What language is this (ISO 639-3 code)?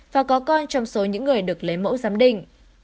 vie